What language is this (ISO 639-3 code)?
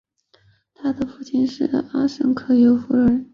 zho